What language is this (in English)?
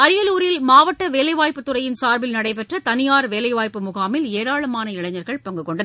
Tamil